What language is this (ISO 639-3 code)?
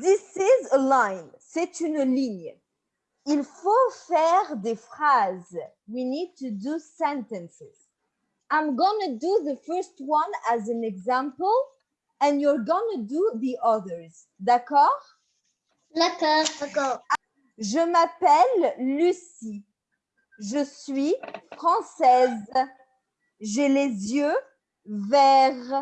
fra